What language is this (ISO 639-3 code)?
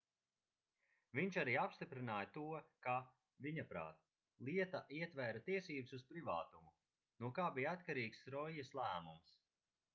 lav